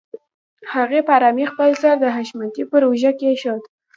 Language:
Pashto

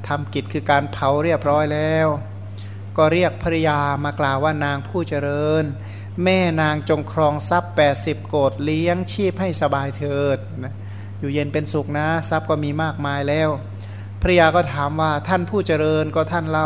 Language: Thai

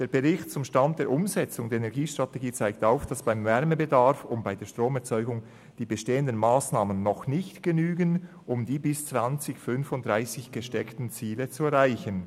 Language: Swiss German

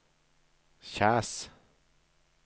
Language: Norwegian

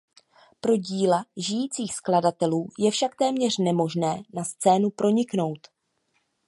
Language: Czech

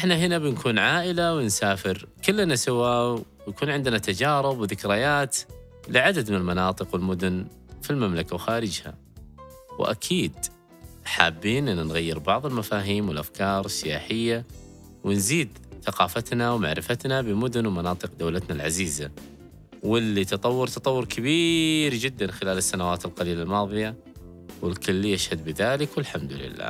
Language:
Arabic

